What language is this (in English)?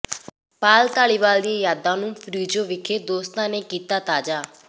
Punjabi